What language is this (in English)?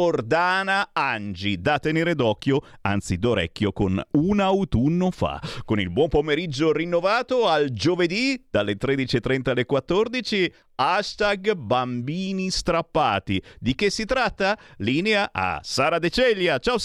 Italian